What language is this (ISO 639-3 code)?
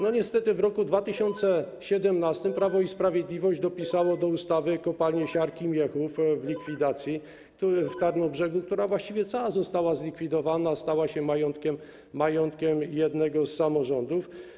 pol